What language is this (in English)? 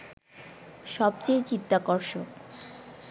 Bangla